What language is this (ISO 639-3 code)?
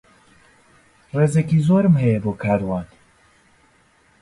ckb